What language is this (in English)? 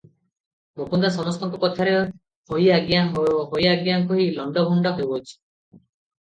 Odia